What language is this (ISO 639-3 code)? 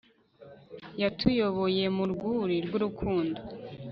kin